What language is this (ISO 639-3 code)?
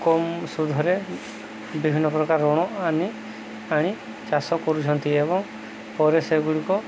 ori